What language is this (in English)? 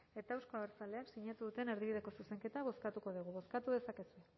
Basque